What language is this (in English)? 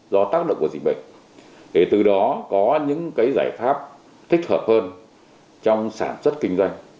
Vietnamese